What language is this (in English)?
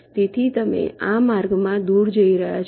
Gujarati